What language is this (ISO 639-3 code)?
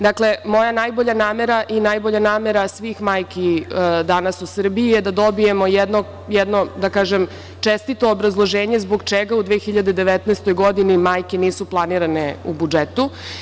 srp